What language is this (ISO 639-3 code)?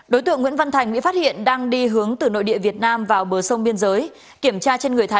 vie